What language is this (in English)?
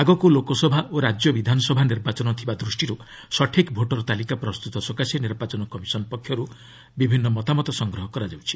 Odia